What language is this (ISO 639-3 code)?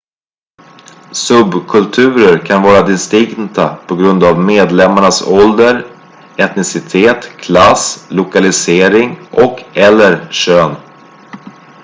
swe